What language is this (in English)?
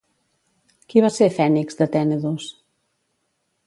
Catalan